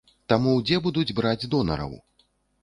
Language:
Belarusian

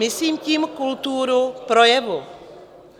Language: Czech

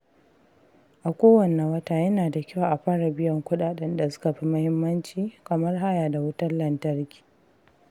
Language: Hausa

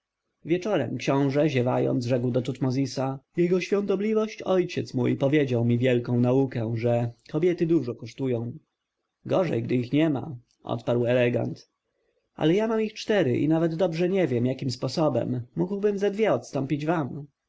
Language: Polish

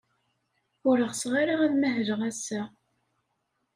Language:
Kabyle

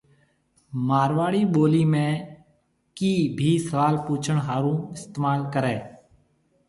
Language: Marwari (Pakistan)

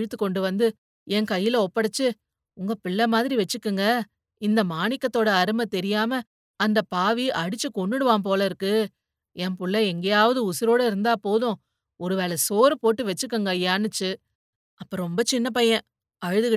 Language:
Tamil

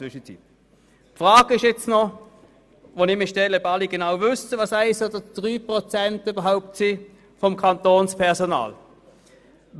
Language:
Swiss German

